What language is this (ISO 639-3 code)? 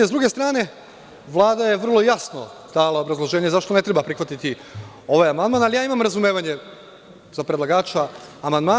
srp